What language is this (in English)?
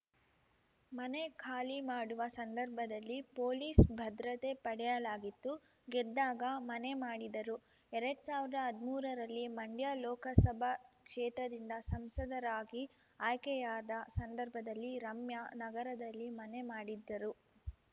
Kannada